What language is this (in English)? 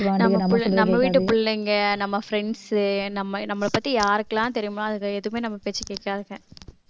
Tamil